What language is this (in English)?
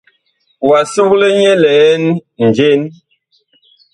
Bakoko